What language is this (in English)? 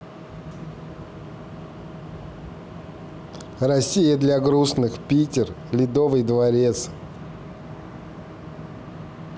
Russian